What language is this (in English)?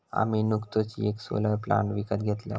Marathi